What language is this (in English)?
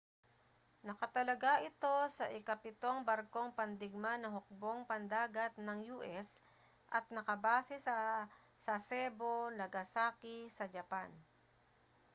Filipino